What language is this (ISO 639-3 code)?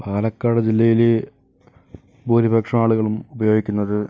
mal